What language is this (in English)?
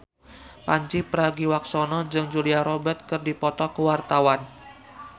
Sundanese